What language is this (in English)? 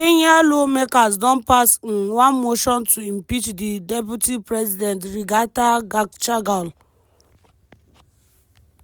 Nigerian Pidgin